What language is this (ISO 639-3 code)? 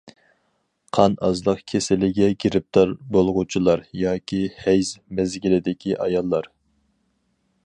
uig